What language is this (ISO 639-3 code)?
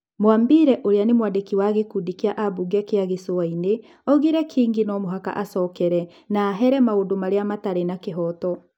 kik